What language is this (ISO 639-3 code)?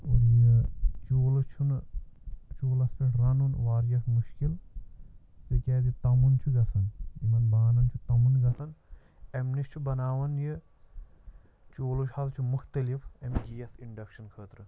kas